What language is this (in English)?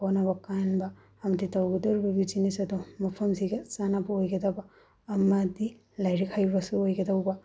Manipuri